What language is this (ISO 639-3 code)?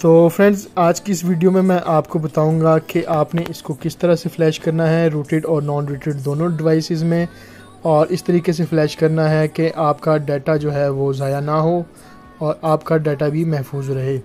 hin